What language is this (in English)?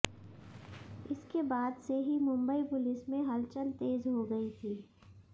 Hindi